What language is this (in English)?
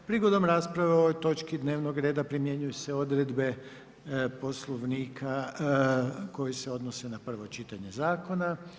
Croatian